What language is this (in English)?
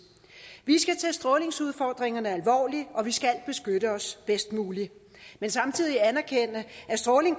Danish